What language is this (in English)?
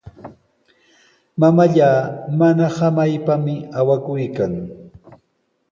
Sihuas Ancash Quechua